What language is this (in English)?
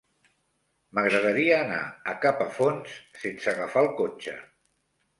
Catalan